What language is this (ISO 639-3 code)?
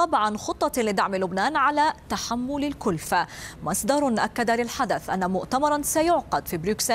ara